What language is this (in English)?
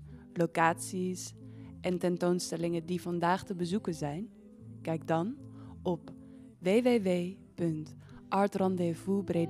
Dutch